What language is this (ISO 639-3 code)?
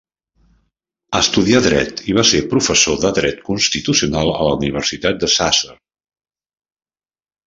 cat